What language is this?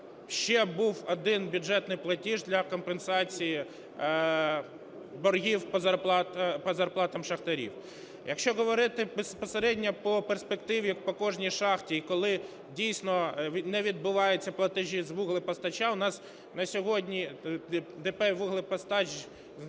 Ukrainian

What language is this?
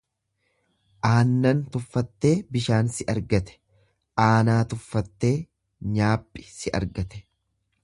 Oromo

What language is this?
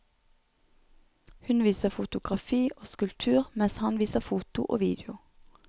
Norwegian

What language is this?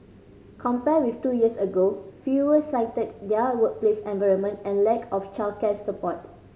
English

